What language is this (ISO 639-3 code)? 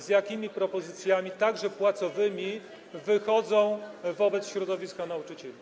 pol